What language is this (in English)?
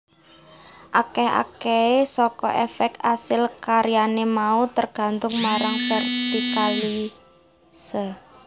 Javanese